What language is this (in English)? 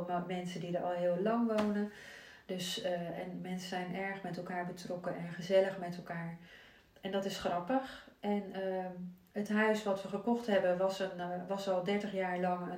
Dutch